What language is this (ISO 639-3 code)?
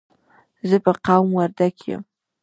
pus